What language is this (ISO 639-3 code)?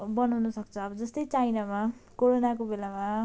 nep